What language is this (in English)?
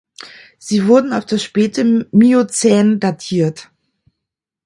German